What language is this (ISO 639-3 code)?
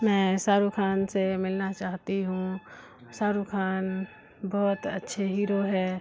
urd